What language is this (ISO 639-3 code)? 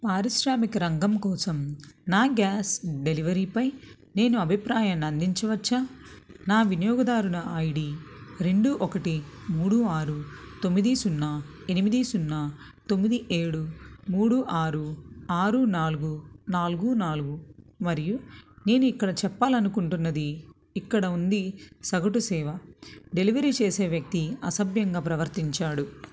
tel